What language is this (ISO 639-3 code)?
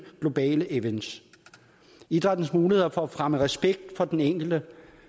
dan